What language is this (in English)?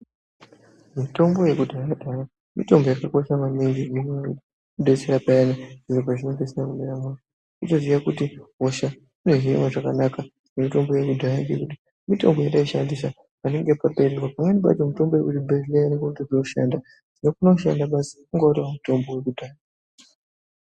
Ndau